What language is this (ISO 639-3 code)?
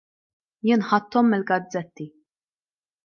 mlt